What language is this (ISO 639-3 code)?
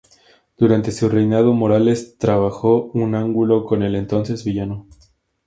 spa